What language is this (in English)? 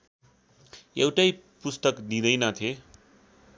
Nepali